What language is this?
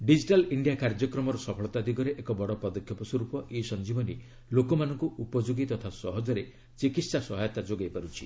Odia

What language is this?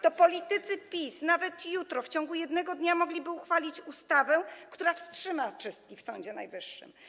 Polish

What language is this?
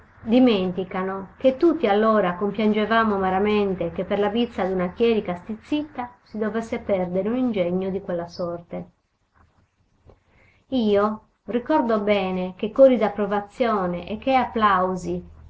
Italian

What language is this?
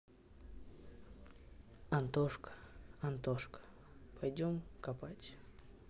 Russian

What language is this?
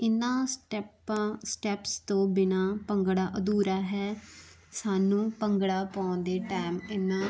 Punjabi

